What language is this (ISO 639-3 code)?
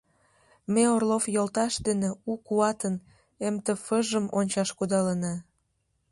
chm